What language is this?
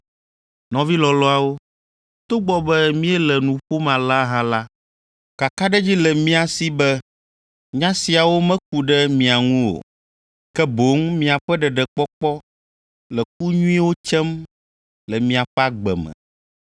Ewe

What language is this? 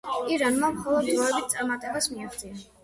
Georgian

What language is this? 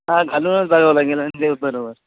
Marathi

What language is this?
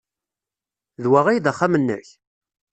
Kabyle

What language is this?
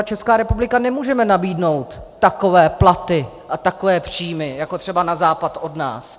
Czech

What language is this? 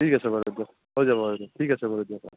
Assamese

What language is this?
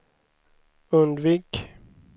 Swedish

